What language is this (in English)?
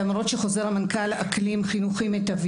Hebrew